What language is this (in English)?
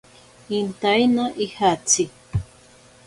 Ashéninka Perené